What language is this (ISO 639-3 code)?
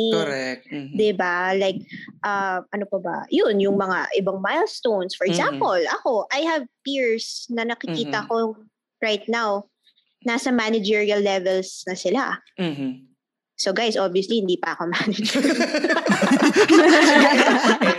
fil